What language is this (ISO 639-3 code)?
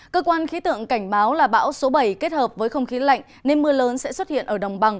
vie